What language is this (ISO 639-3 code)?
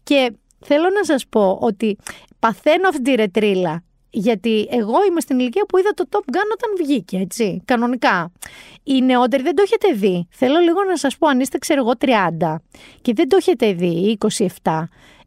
ell